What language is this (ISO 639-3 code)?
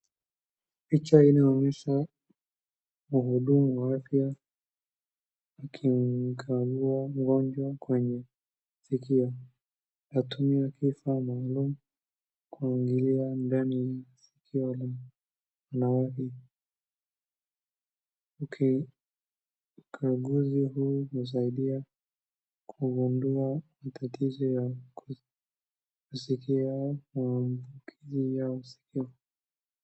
swa